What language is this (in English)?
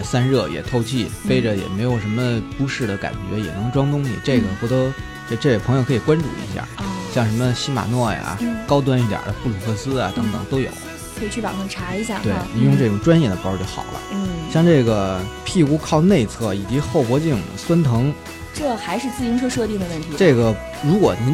Chinese